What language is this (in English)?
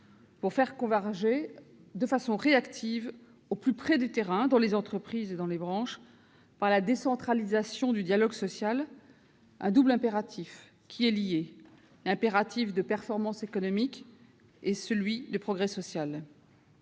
French